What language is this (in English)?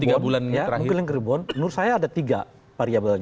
Indonesian